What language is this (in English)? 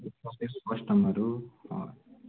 Nepali